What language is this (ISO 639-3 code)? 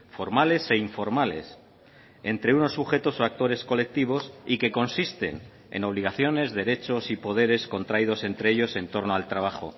spa